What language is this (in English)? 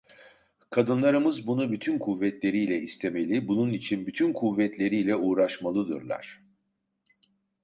Turkish